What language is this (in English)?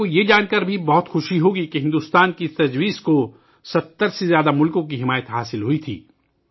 Urdu